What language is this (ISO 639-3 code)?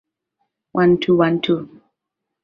swa